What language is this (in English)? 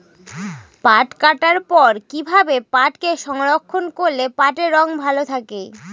Bangla